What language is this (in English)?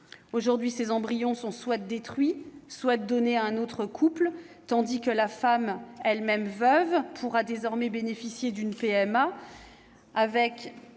French